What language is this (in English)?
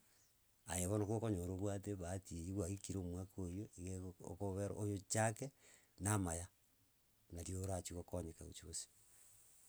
Gusii